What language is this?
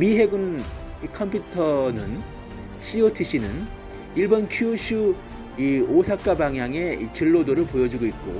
Korean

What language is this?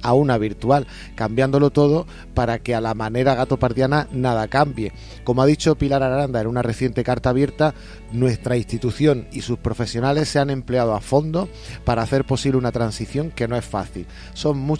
Spanish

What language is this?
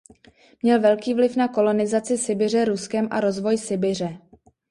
Czech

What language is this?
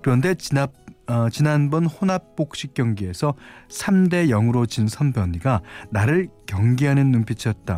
Korean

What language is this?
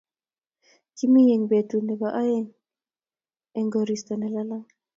Kalenjin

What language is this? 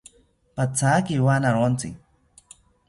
South Ucayali Ashéninka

